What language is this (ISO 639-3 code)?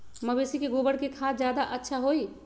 mag